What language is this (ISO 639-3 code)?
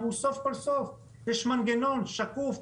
heb